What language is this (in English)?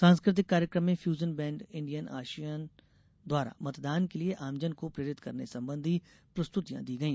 Hindi